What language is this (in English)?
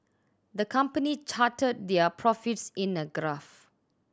English